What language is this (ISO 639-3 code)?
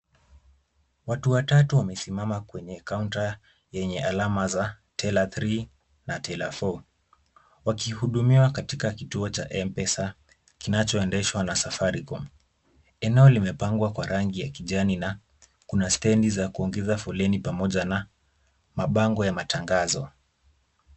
swa